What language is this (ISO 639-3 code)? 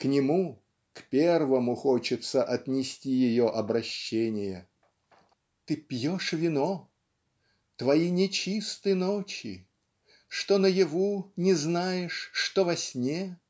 rus